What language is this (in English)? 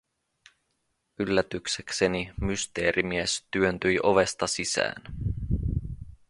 Finnish